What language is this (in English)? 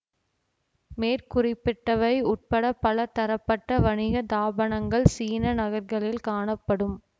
Tamil